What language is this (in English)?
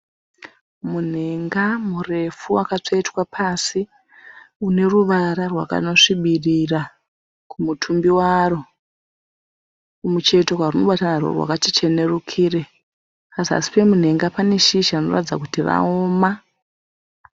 Shona